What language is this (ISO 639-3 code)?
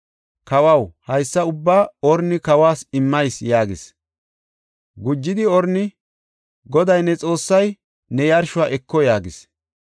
gof